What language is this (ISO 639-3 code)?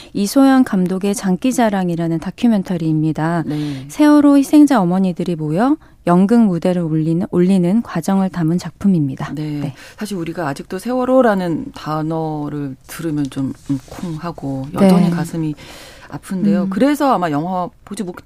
kor